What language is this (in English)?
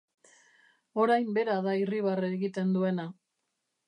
Basque